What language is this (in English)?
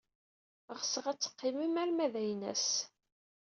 Kabyle